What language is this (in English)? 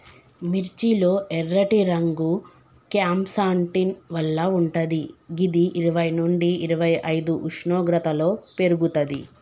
Telugu